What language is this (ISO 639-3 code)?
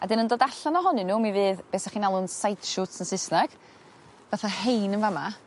cym